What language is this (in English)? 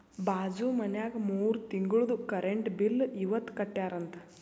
Kannada